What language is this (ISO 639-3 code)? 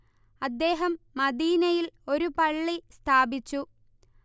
mal